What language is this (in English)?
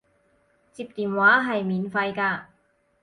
Cantonese